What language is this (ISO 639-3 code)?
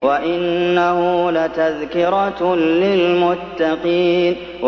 ara